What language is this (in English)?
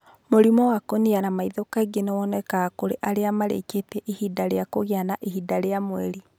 Kikuyu